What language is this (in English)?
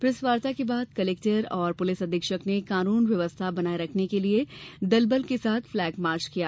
Hindi